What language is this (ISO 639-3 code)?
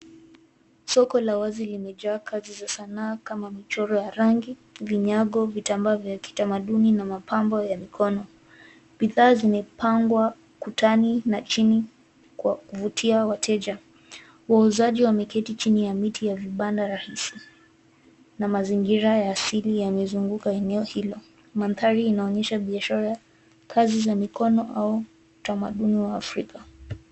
swa